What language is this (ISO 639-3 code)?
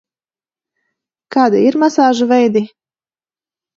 lav